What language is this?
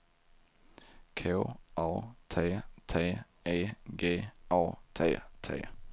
Swedish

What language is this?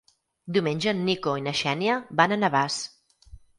Catalan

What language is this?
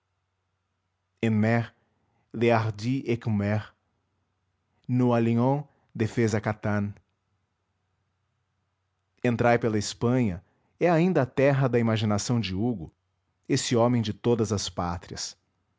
Portuguese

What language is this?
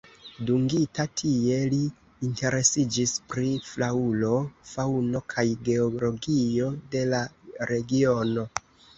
Esperanto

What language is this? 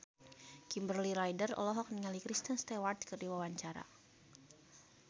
Sundanese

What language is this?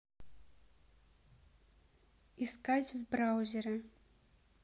Russian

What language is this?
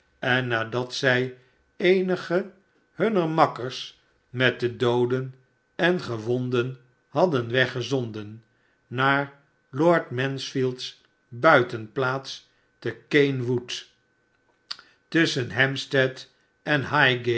Dutch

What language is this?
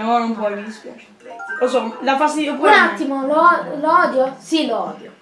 Italian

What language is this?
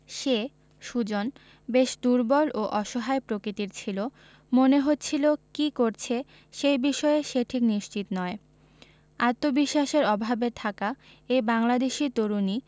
Bangla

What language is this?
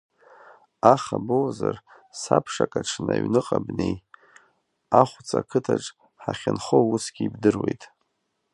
Abkhazian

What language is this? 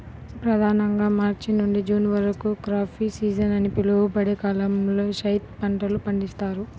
Telugu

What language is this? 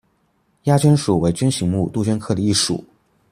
Chinese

